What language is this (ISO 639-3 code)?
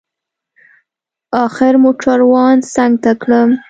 pus